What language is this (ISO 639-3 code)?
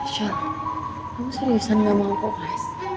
ind